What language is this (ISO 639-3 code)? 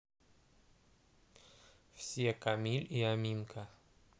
rus